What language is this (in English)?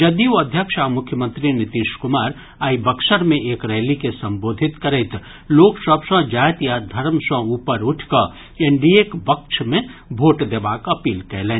Maithili